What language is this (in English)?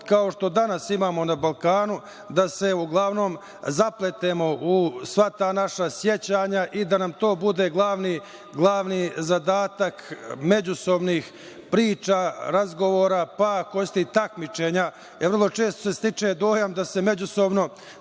Serbian